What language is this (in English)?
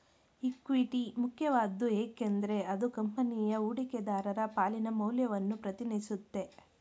Kannada